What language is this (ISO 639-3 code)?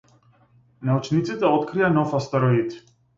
mkd